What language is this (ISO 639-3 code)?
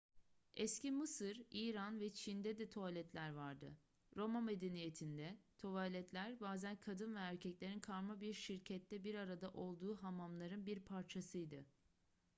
tur